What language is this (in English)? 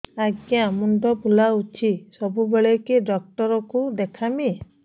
Odia